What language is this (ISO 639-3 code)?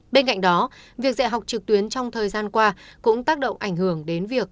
vie